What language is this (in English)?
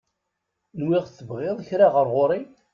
Kabyle